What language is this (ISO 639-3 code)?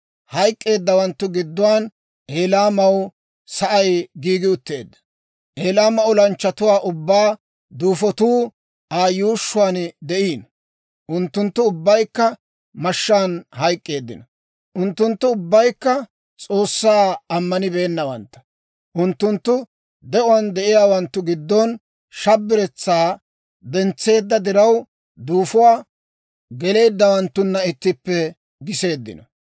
dwr